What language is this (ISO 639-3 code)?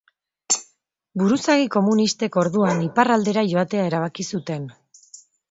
eus